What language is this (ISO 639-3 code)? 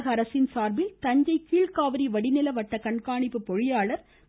tam